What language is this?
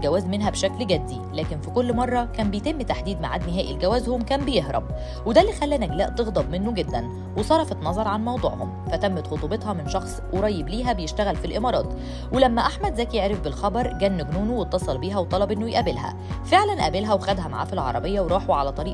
Arabic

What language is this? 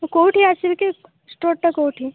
Odia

